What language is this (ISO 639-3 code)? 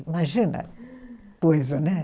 por